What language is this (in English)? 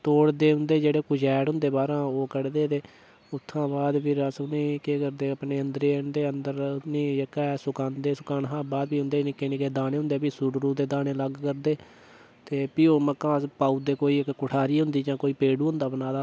Dogri